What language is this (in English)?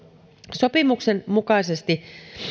Finnish